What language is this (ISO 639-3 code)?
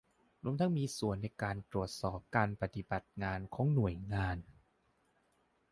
tha